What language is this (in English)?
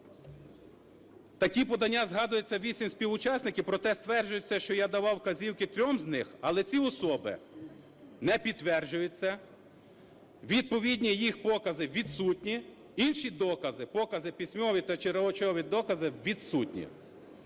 Ukrainian